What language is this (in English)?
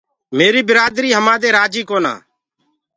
Gurgula